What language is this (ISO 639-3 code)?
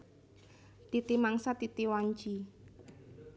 jav